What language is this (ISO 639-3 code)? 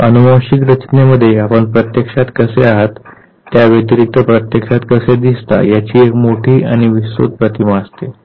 mar